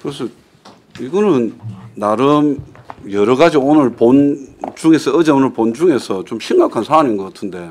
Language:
Korean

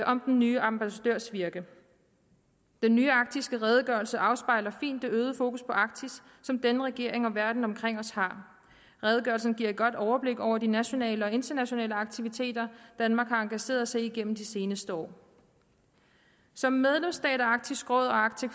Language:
Danish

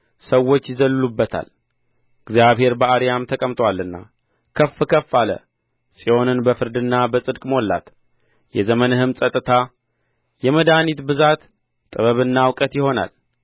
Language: Amharic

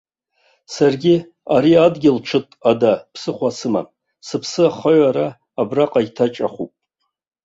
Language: Abkhazian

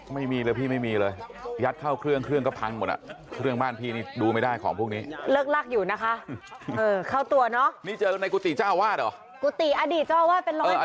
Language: Thai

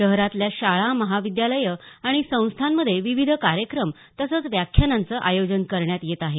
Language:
Marathi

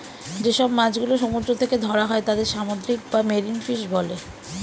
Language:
Bangla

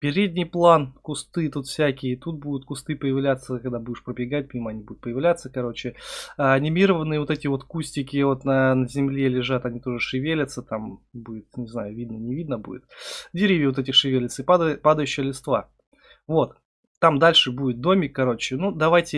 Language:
Russian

